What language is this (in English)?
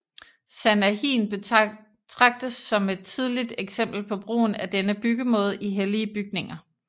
Danish